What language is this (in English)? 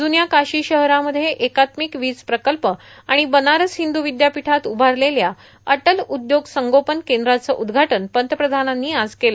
Marathi